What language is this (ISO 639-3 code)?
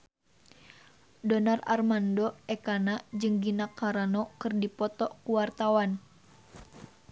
sun